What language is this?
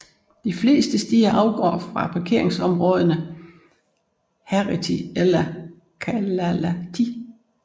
Danish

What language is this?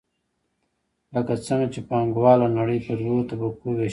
Pashto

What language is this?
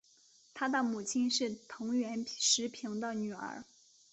Chinese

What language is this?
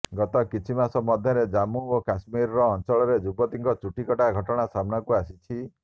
Odia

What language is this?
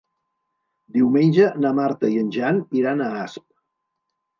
Catalan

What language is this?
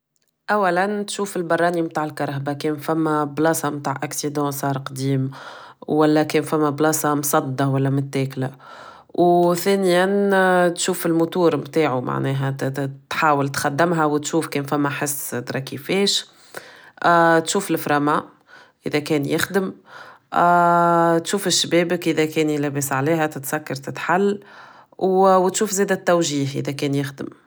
Tunisian Arabic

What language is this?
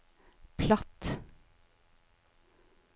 Norwegian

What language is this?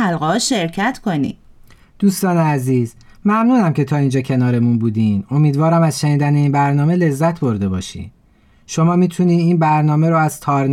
Persian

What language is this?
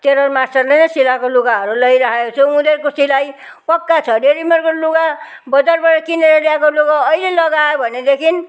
Nepali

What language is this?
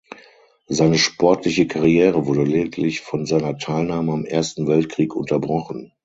German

